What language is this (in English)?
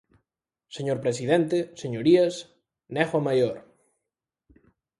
Galician